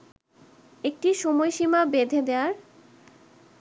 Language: Bangla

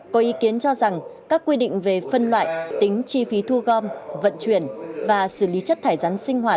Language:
Vietnamese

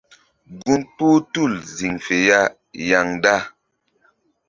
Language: Mbum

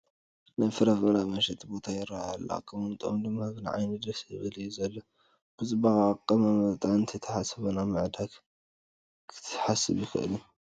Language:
Tigrinya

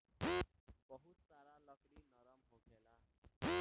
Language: Bhojpuri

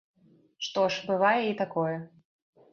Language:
Belarusian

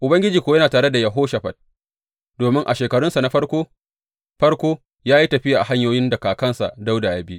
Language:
Hausa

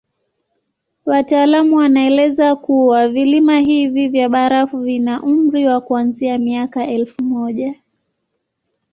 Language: Swahili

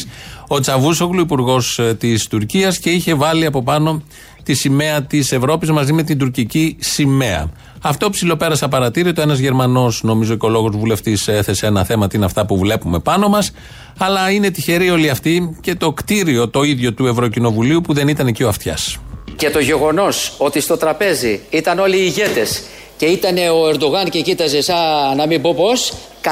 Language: Greek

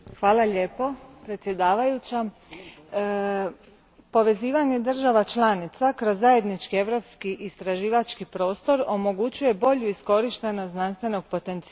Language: Croatian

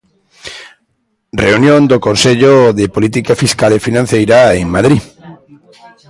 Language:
Galician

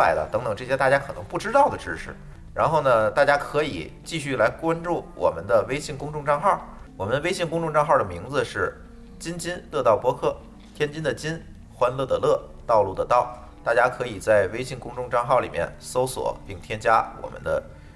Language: Chinese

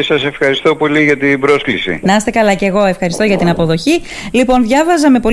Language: Greek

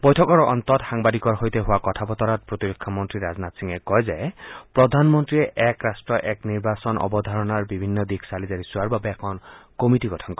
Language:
Assamese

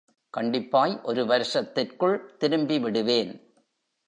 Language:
Tamil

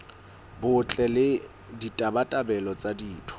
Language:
Southern Sotho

